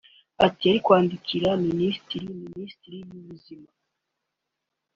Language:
Kinyarwanda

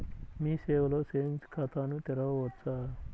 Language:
Telugu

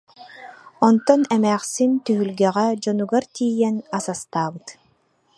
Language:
Yakut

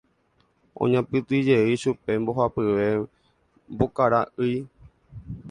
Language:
Guarani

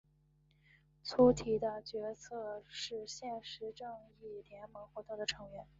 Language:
Chinese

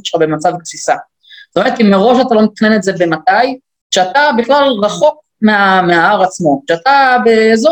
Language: Hebrew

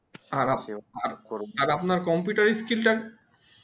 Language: Bangla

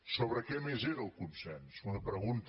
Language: Catalan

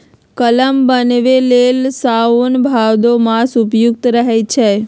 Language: Magahi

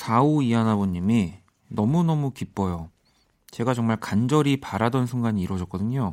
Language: Korean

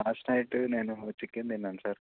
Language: Telugu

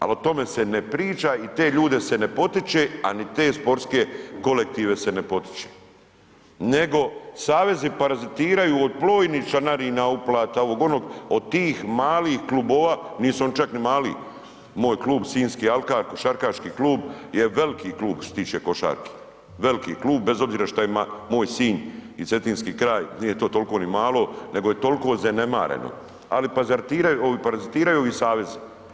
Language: Croatian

